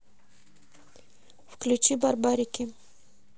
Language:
Russian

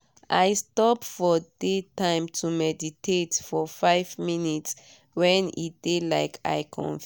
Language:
Nigerian Pidgin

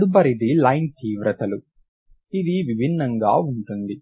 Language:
Telugu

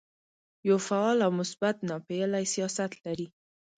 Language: Pashto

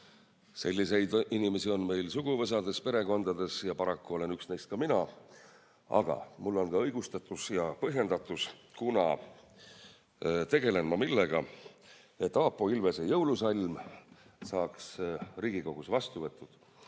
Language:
Estonian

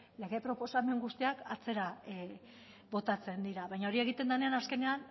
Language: Basque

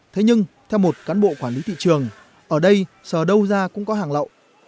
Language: Vietnamese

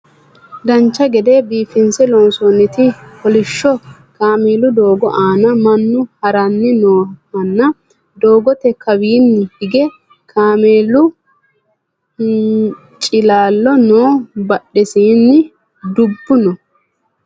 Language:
Sidamo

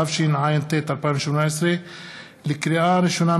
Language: Hebrew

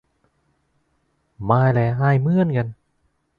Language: Thai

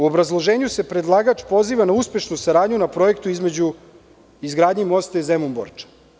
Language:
Serbian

